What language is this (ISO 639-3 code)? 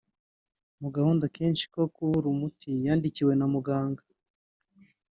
kin